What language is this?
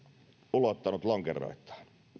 Finnish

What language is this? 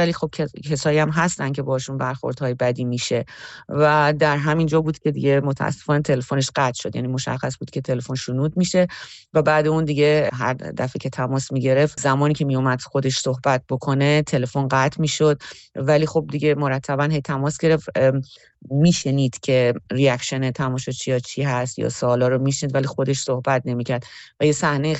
Persian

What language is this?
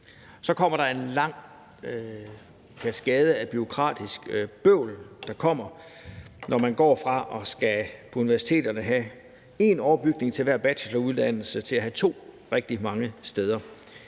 Danish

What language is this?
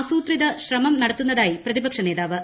Malayalam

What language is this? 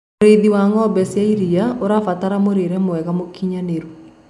Kikuyu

